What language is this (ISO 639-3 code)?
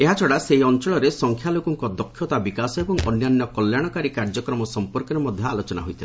ori